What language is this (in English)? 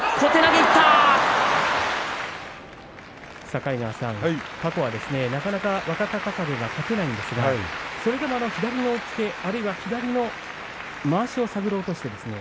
Japanese